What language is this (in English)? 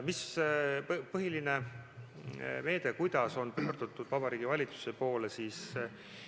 Estonian